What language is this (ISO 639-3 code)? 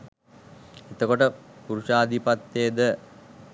sin